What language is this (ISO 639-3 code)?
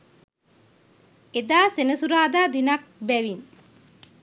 sin